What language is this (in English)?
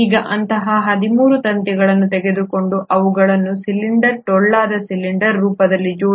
Kannada